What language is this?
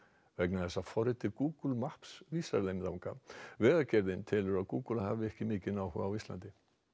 Icelandic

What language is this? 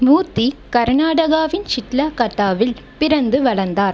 Tamil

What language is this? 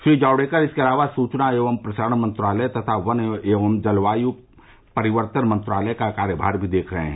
Hindi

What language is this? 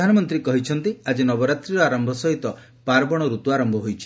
Odia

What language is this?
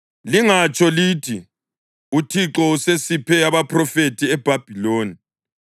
North Ndebele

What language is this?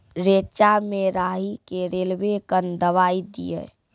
Maithili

